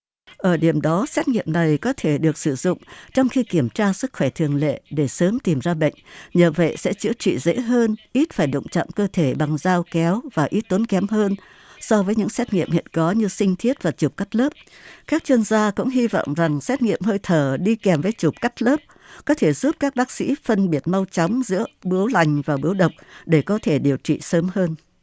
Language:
Vietnamese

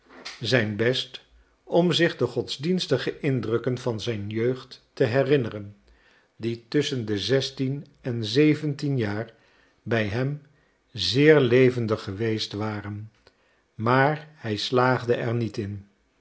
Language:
Dutch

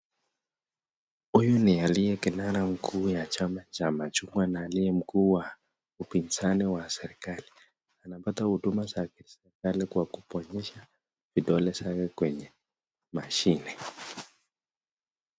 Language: Swahili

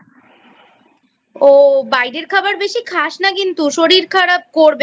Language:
Bangla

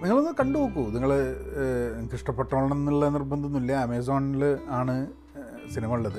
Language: Malayalam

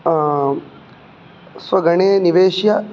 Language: Sanskrit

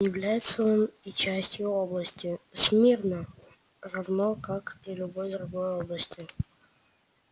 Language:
Russian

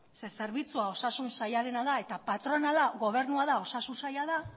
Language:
Basque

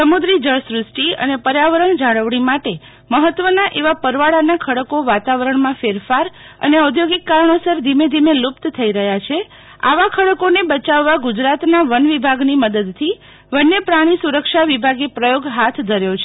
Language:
Gujarati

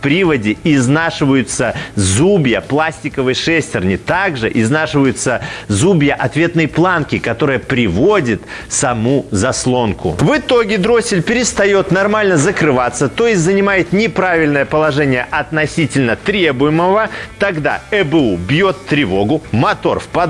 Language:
Russian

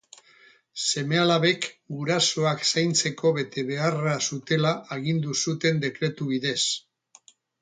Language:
Basque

